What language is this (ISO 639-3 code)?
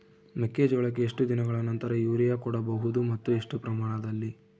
kan